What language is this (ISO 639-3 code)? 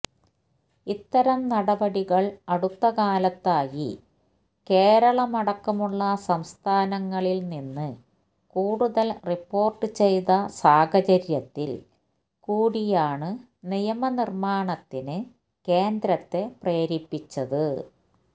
mal